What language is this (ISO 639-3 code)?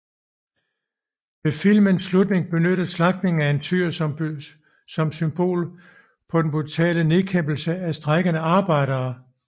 dan